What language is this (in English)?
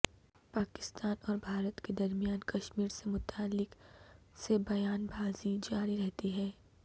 Urdu